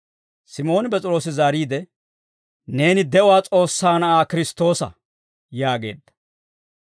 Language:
Dawro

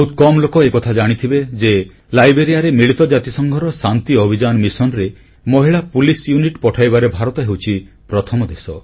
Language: Odia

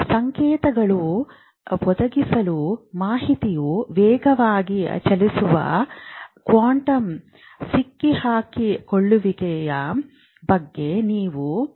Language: Kannada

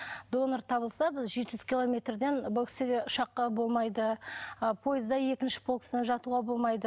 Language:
Kazakh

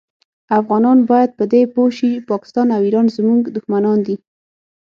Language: Pashto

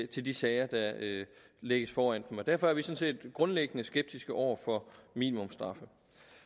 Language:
Danish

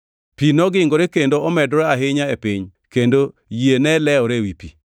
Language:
Luo (Kenya and Tanzania)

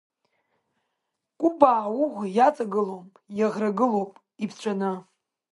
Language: Abkhazian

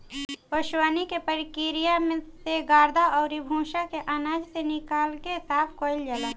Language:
Bhojpuri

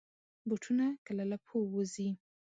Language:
Pashto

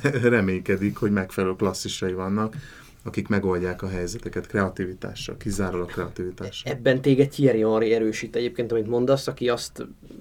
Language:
Hungarian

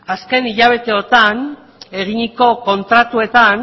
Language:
Basque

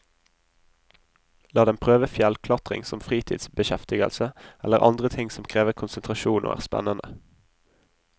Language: Norwegian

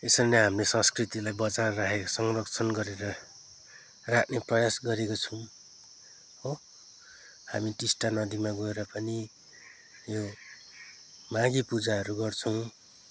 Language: Nepali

